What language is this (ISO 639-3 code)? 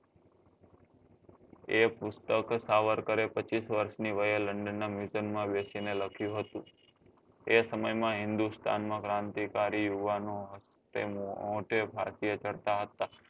guj